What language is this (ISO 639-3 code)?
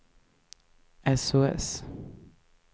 swe